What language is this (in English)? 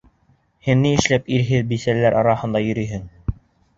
Bashkir